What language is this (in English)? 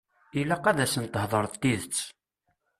Kabyle